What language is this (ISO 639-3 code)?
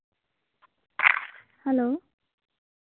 sat